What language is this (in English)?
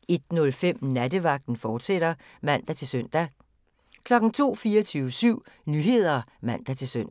Danish